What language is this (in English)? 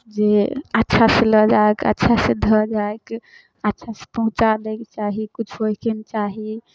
Maithili